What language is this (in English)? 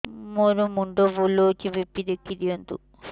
Odia